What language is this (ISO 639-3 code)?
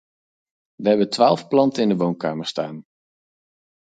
nld